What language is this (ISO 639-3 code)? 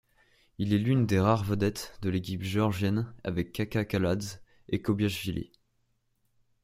fra